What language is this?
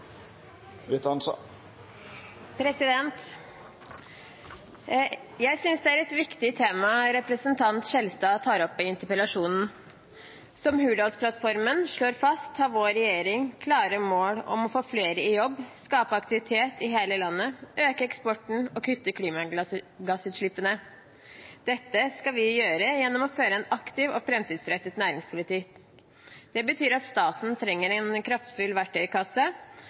Norwegian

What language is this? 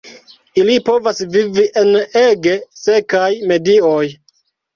Esperanto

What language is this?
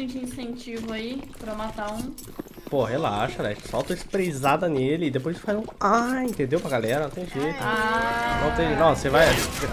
Portuguese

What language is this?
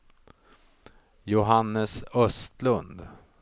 Swedish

